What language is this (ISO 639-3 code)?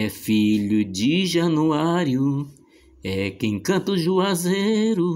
por